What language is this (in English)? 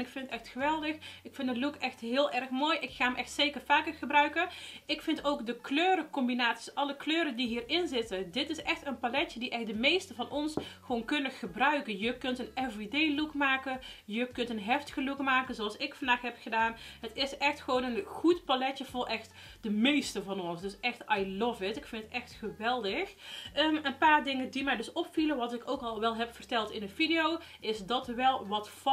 Dutch